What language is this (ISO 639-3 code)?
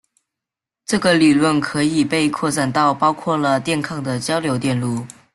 zho